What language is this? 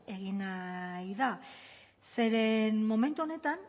Basque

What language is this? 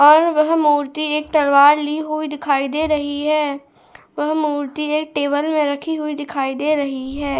Hindi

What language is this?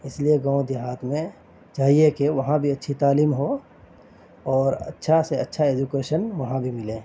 Urdu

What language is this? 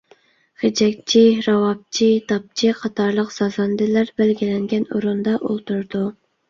Uyghur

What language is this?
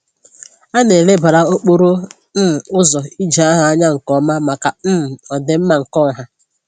Igbo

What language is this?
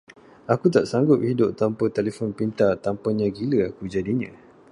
Malay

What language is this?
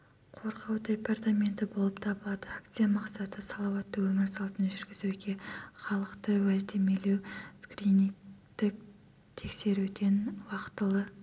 Kazakh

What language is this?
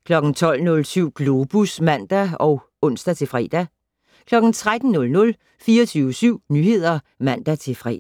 Danish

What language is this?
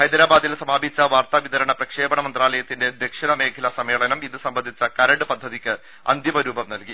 Malayalam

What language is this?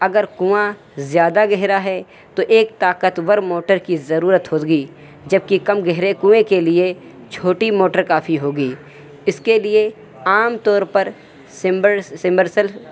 Urdu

